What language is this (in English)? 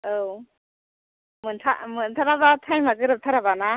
Bodo